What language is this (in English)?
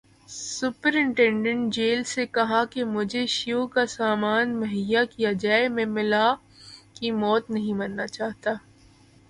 Urdu